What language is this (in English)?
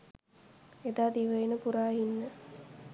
Sinhala